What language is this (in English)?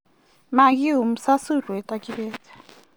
Kalenjin